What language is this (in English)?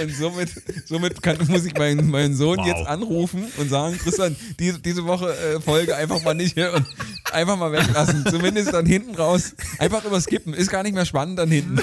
German